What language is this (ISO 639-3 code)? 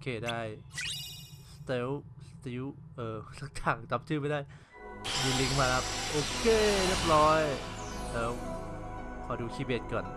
tha